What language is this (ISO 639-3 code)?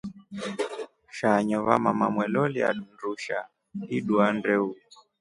rof